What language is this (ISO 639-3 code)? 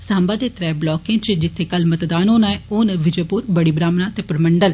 doi